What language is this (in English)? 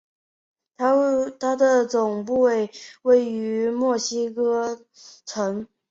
Chinese